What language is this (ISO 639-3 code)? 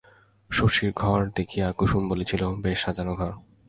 ben